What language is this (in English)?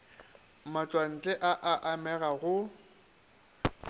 Northern Sotho